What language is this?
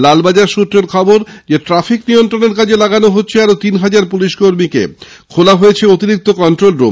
Bangla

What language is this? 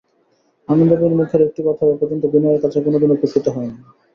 Bangla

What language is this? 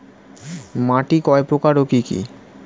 Bangla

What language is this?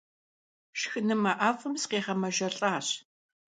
Kabardian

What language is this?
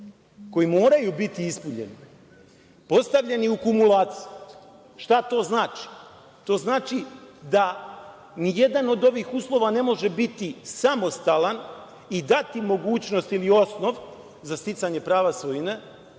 Serbian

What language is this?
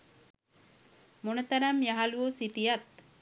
Sinhala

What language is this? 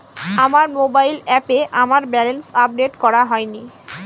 Bangla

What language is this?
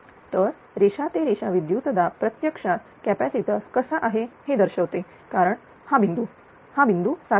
Marathi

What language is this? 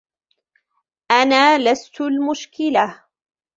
Arabic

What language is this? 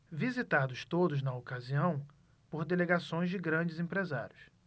Portuguese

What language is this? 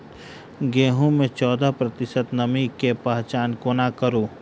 Maithili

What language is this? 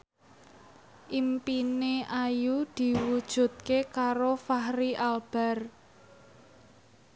Javanese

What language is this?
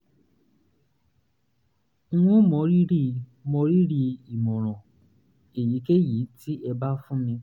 Yoruba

